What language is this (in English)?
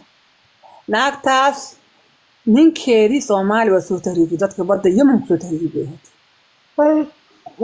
Arabic